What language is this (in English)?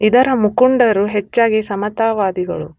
Kannada